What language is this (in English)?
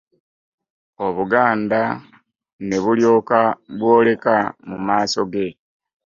Ganda